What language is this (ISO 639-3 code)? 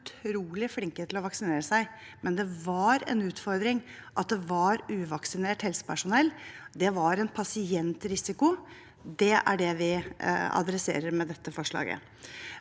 nor